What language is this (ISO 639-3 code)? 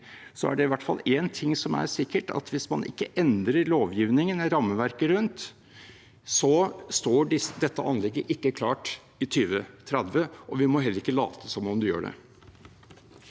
nor